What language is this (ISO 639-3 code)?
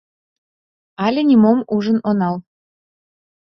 chm